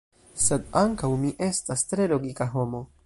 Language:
Esperanto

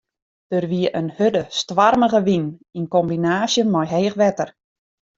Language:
Western Frisian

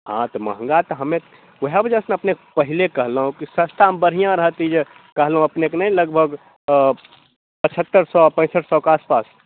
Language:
Maithili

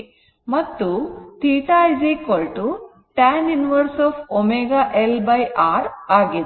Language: Kannada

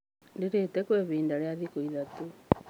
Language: Kikuyu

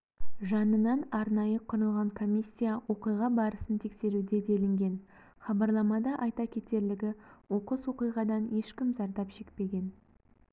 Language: Kazakh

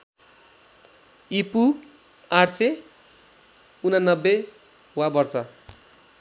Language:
Nepali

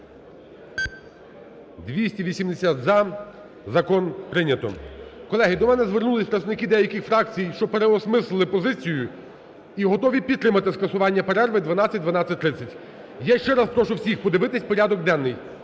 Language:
Ukrainian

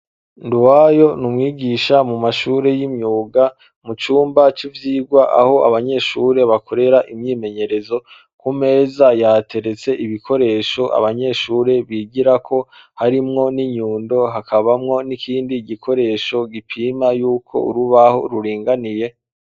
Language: Rundi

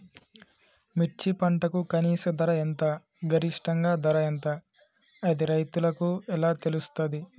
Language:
Telugu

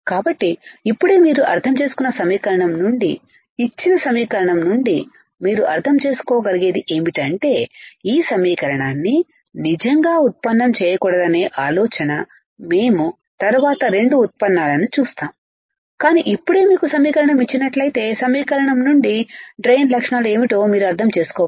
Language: Telugu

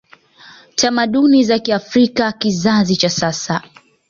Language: Swahili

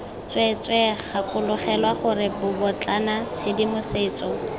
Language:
Tswana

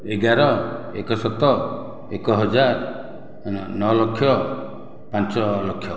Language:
Odia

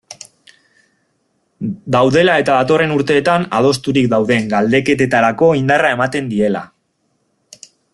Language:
Basque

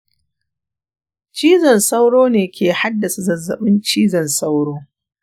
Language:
Hausa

